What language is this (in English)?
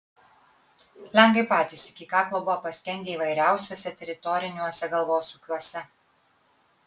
Lithuanian